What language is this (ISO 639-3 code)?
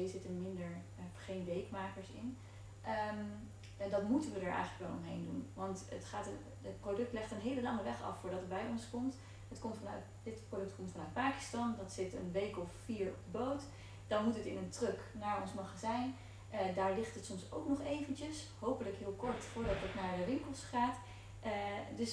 nld